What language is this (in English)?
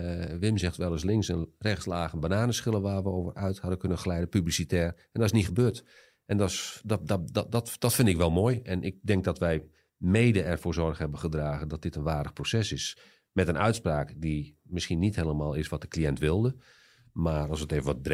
Dutch